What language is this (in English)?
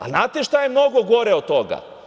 Serbian